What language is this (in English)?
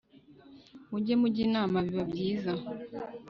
Kinyarwanda